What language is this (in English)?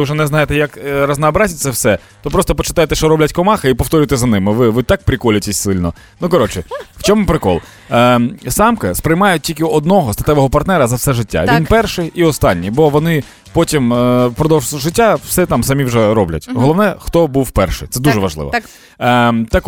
Ukrainian